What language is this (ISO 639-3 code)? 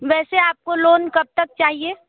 hin